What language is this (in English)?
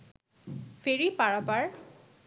Bangla